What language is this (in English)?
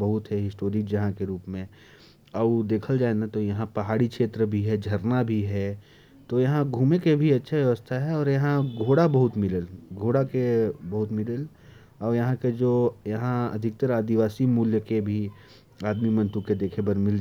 Korwa